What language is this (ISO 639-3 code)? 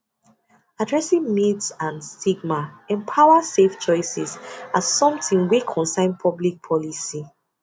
pcm